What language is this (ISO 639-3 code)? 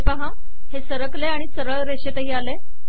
mar